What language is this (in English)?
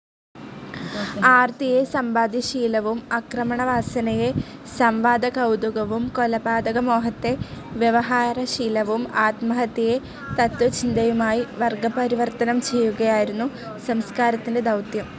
Malayalam